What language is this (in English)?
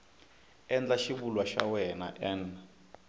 Tsonga